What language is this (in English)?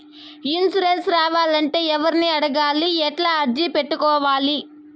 Telugu